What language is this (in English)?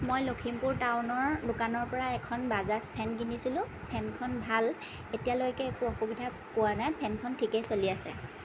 Assamese